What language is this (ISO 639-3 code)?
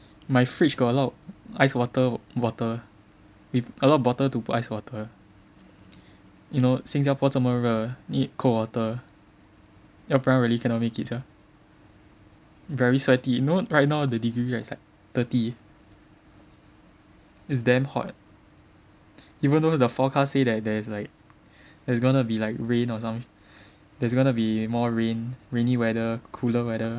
eng